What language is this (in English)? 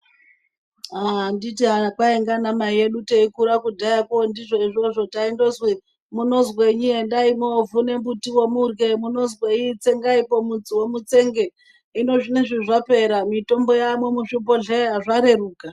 Ndau